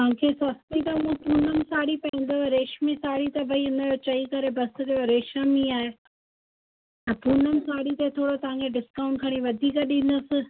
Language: Sindhi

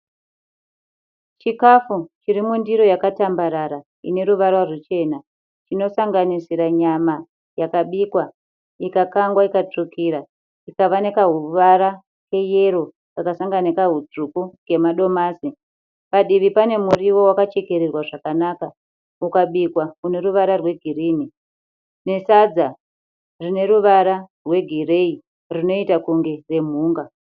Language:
Shona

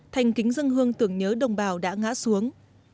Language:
Vietnamese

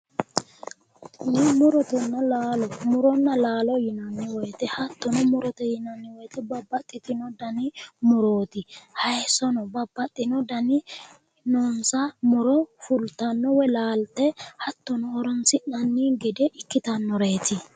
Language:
Sidamo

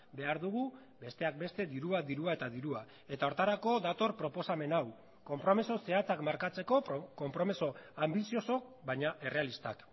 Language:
Basque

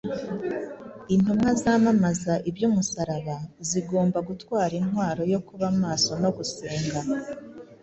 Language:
Kinyarwanda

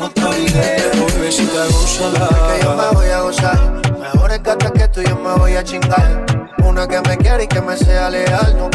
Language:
Italian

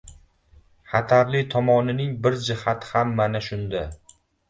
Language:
Uzbek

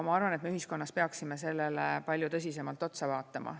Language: Estonian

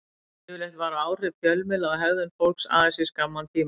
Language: Icelandic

